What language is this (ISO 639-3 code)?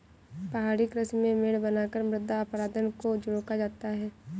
hin